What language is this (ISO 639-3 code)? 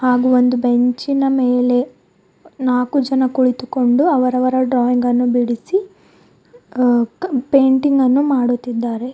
kan